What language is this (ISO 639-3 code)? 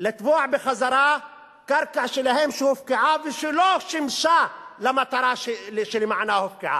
heb